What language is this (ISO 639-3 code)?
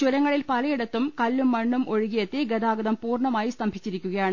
mal